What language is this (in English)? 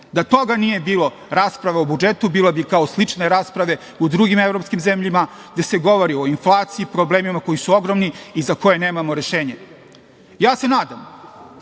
Serbian